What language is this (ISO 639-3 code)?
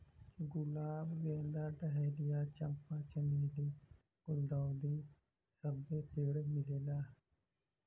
bho